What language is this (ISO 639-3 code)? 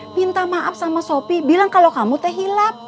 ind